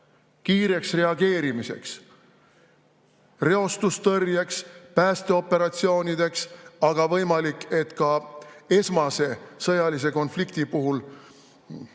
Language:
Estonian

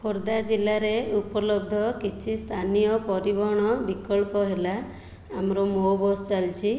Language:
Odia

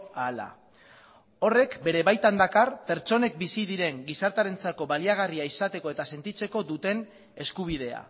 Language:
Basque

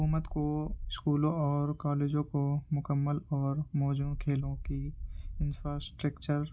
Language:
Urdu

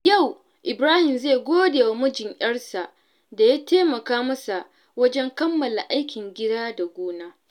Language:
Hausa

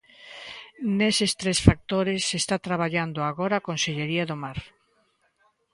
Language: Galician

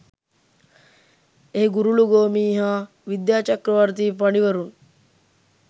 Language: Sinhala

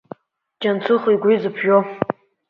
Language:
Abkhazian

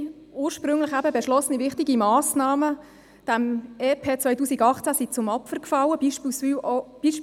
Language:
Swiss German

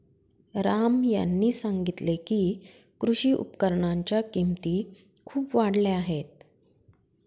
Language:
Marathi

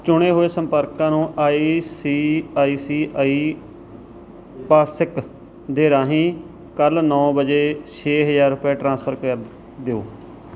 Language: Punjabi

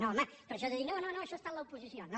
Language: Catalan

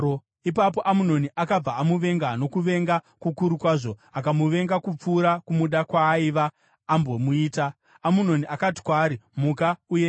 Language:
Shona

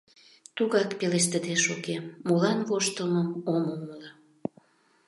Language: Mari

